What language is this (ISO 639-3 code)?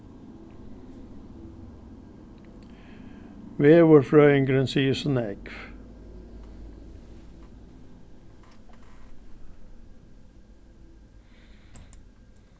fao